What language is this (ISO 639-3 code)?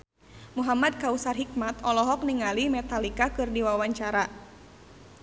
sun